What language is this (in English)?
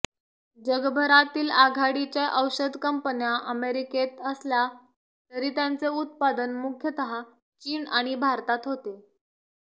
Marathi